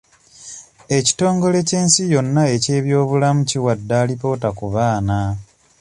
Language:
Ganda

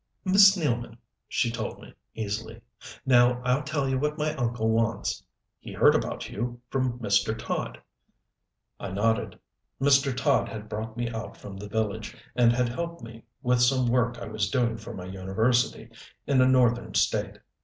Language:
English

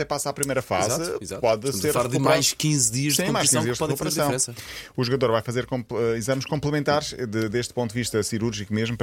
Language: Portuguese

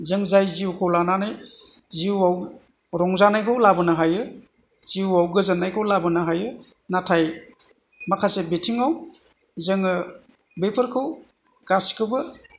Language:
Bodo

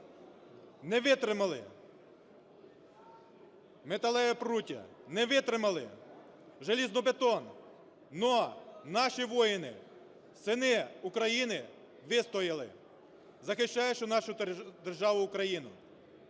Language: Ukrainian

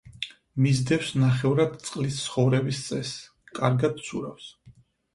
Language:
Georgian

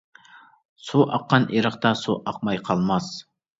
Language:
Uyghur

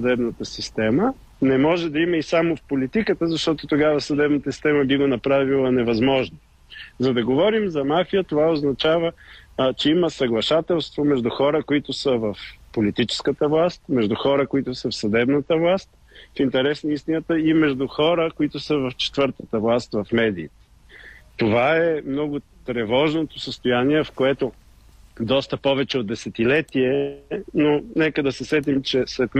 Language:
Bulgarian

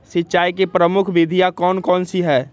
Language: Magahi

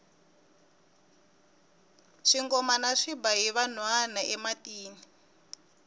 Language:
Tsonga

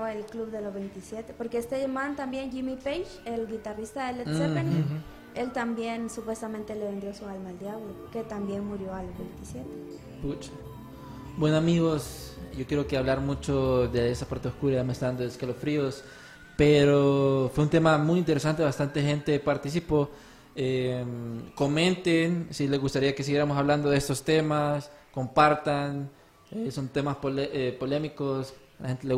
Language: Spanish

